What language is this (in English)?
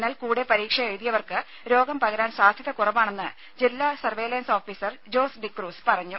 Malayalam